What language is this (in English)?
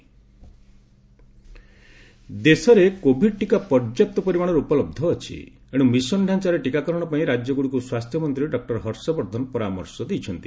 Odia